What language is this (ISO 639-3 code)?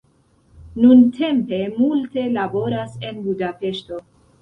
epo